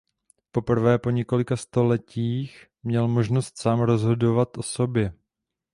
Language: Czech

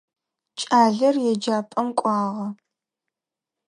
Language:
Adyghe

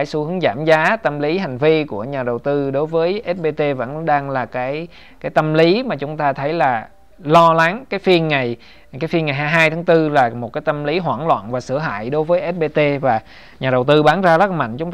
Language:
Vietnamese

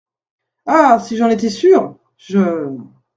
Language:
French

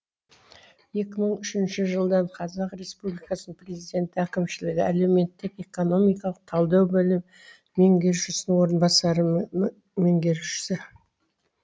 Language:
Kazakh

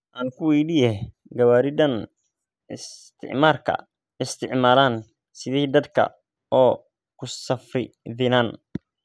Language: Somali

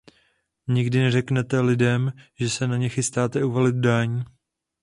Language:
Czech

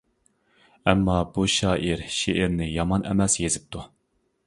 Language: Uyghur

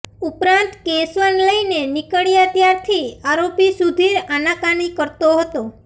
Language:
Gujarati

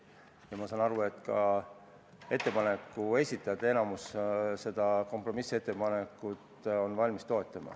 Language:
Estonian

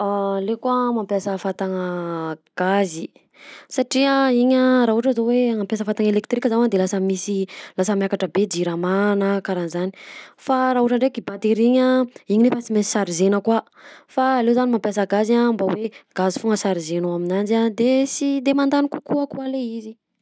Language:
Southern Betsimisaraka Malagasy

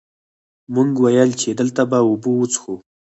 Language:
Pashto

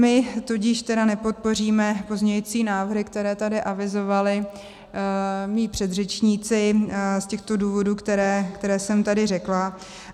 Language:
Czech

